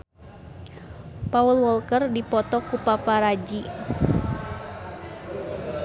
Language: Sundanese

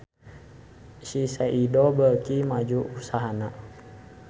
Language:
Sundanese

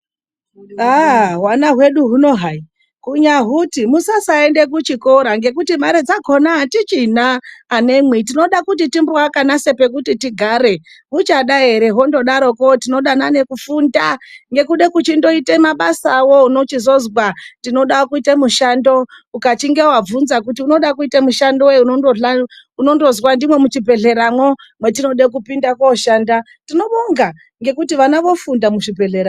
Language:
Ndau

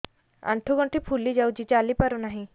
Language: Odia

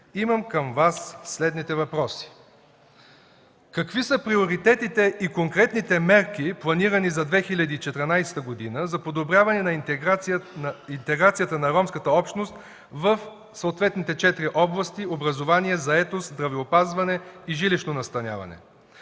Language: Bulgarian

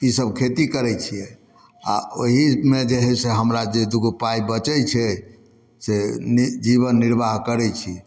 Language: Maithili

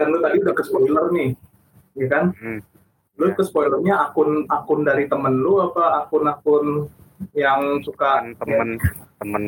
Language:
Indonesian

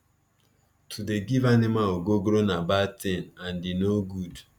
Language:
Nigerian Pidgin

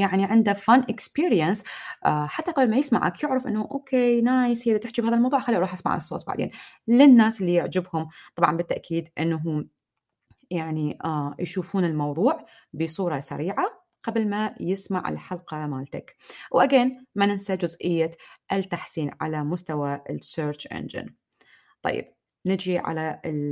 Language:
Arabic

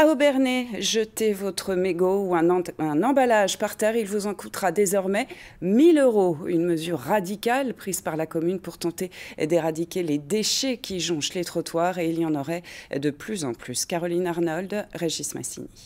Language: French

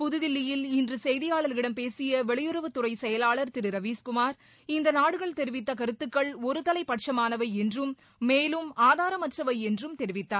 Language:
Tamil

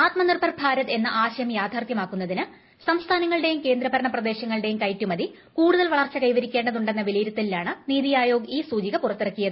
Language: Malayalam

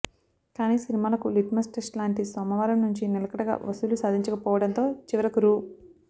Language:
Telugu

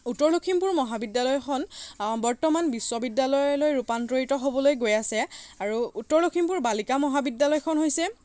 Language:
Assamese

